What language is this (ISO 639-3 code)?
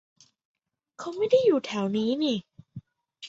tha